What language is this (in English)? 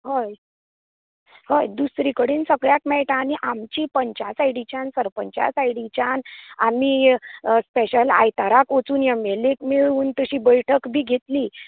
Konkani